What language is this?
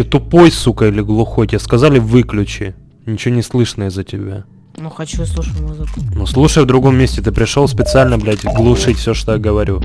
Russian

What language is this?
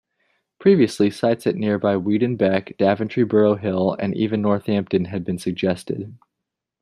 English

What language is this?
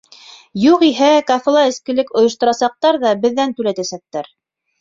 Bashkir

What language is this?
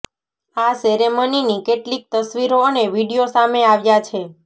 Gujarati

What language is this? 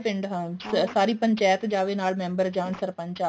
Punjabi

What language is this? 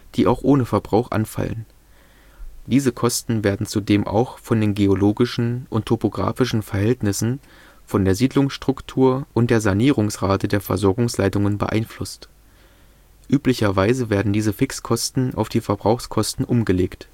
German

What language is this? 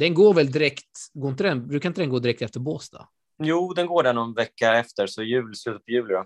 Swedish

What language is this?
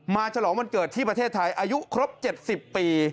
Thai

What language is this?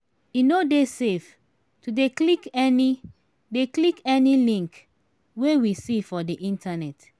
Nigerian Pidgin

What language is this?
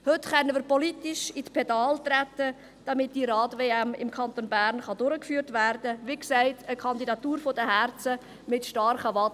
Swiss German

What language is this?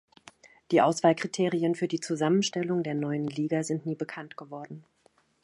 German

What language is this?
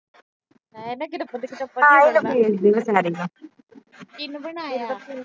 Punjabi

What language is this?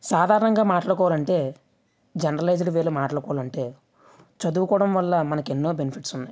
Telugu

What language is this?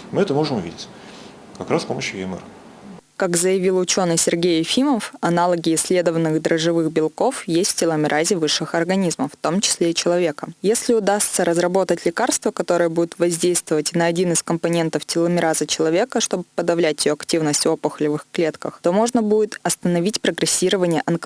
Russian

